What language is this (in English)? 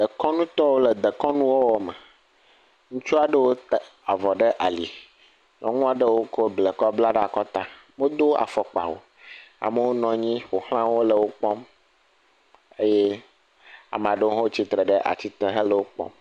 Ewe